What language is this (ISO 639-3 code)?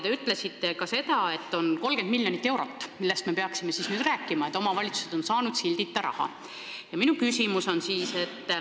est